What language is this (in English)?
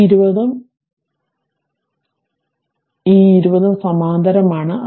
Malayalam